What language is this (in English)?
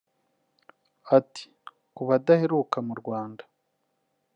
Kinyarwanda